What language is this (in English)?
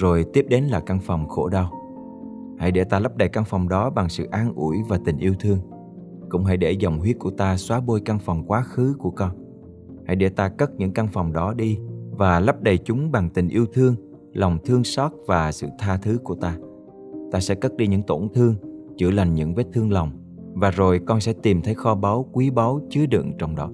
Vietnamese